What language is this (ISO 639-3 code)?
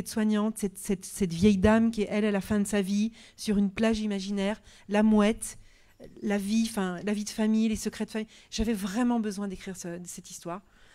fra